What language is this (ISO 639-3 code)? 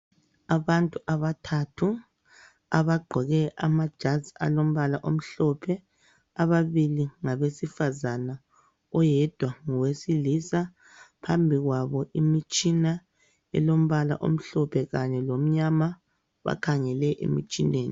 nde